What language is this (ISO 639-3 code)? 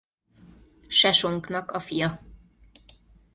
hun